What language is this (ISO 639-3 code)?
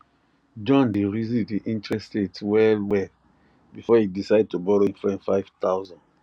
pcm